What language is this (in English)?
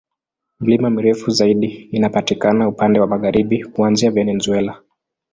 Swahili